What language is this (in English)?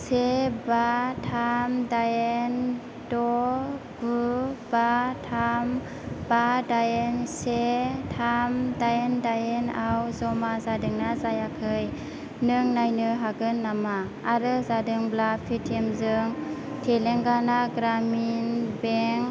Bodo